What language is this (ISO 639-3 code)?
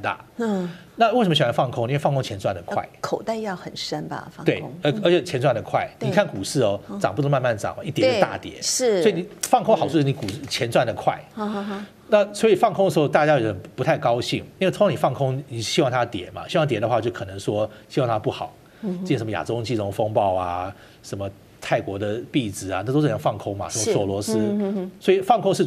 zho